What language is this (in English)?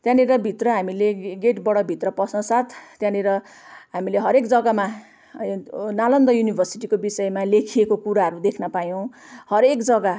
Nepali